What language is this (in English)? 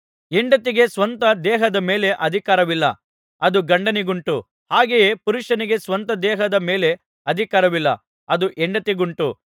Kannada